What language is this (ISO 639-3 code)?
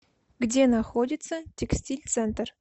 rus